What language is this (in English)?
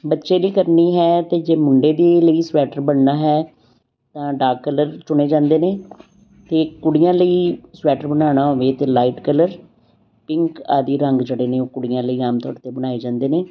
Punjabi